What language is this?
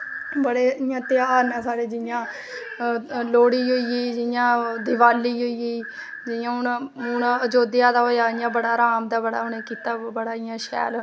Dogri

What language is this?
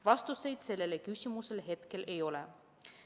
Estonian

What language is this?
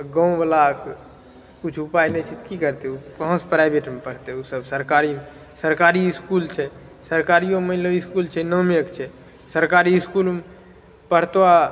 Maithili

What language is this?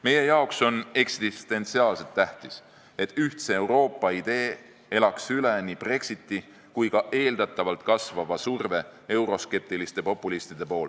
Estonian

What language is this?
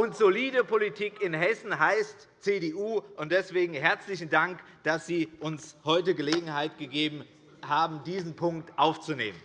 German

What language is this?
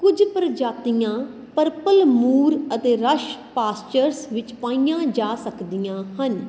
Punjabi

